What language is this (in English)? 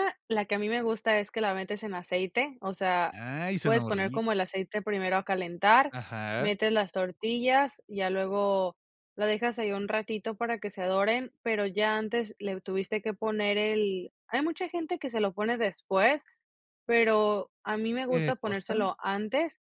Spanish